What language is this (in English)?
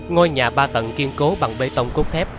Vietnamese